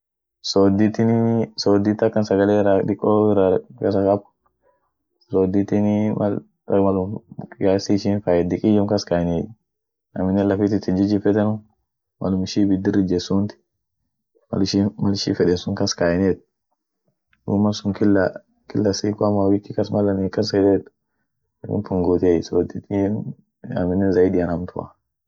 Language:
Orma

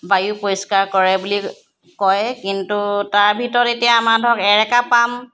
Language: Assamese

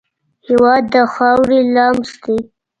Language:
Pashto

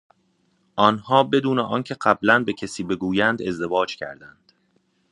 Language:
Persian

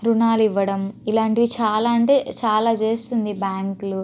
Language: Telugu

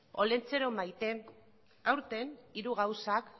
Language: Basque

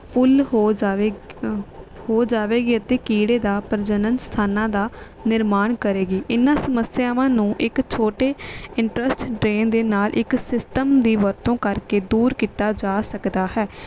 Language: Punjabi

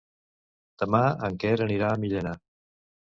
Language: Catalan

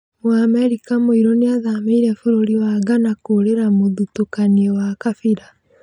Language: Kikuyu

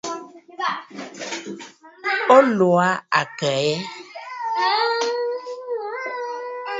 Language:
Bafut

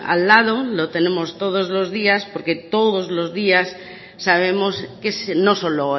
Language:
Spanish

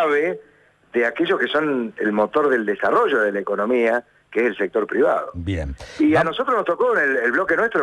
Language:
Spanish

